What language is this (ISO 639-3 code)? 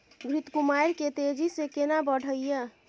mai